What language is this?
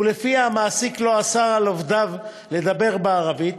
Hebrew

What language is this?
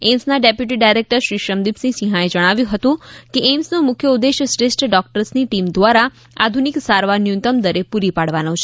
Gujarati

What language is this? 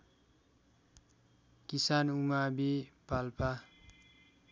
Nepali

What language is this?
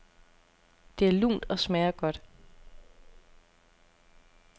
Danish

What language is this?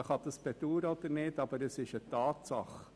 Swiss German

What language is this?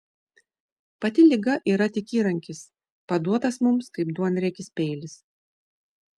Lithuanian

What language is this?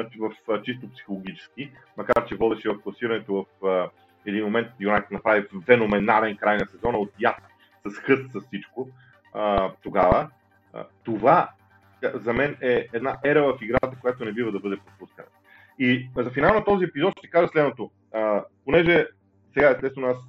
Bulgarian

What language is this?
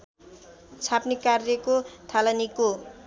Nepali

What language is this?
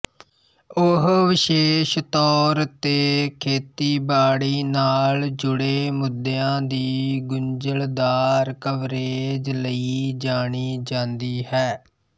Punjabi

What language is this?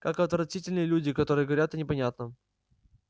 Russian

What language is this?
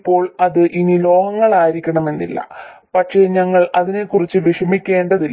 Malayalam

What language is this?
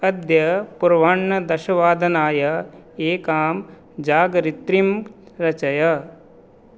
Sanskrit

